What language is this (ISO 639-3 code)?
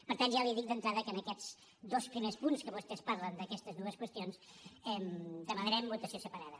cat